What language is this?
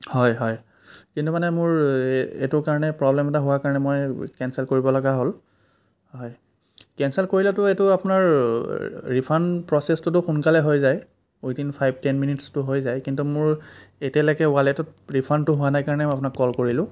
Assamese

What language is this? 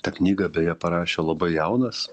Lithuanian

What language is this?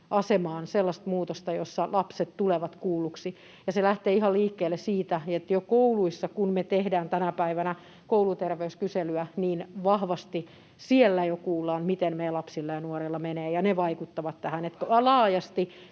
Finnish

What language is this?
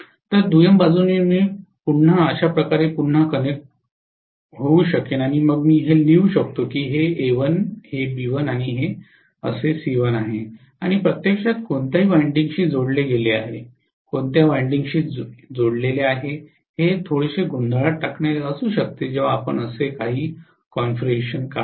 Marathi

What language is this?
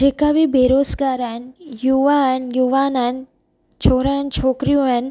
Sindhi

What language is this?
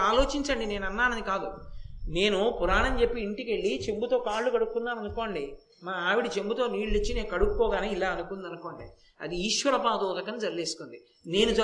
Telugu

